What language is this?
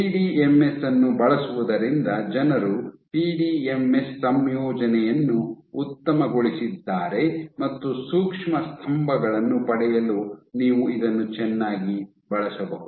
Kannada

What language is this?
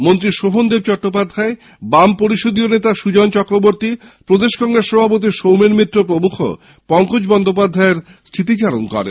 Bangla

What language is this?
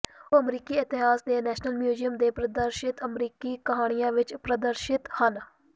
Punjabi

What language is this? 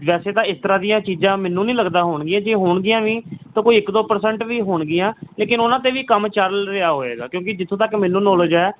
Punjabi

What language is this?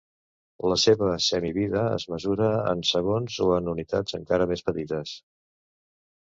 Catalan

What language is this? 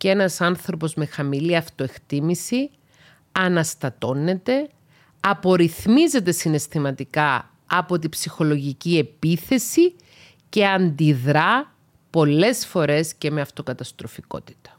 Greek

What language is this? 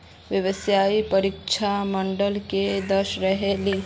Magahi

